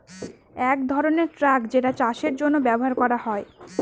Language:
Bangla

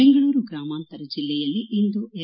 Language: Kannada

